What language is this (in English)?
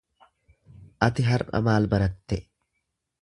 Oromo